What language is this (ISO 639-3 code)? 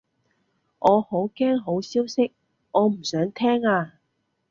yue